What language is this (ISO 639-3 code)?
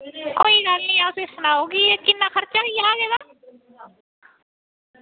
doi